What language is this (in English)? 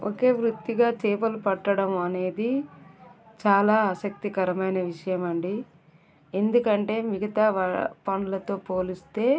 Telugu